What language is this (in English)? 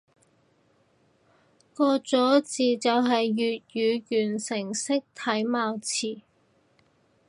Cantonese